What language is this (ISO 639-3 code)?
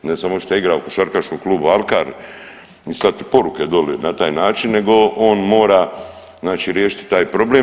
hrv